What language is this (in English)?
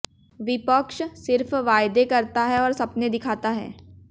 Hindi